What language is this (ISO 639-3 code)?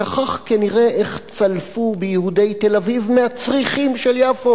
heb